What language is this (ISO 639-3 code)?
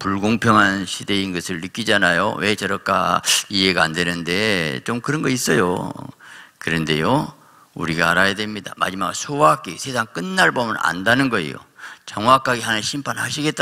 kor